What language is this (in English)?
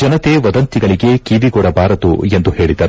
Kannada